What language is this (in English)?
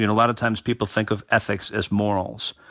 English